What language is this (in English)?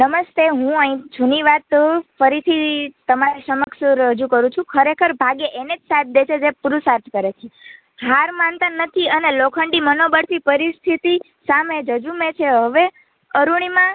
Gujarati